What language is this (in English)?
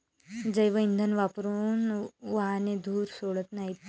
Marathi